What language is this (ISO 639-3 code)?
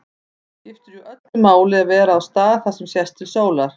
isl